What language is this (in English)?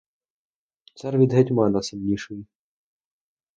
Ukrainian